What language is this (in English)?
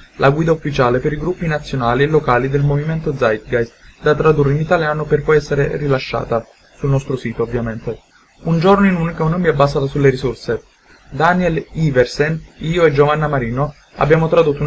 Italian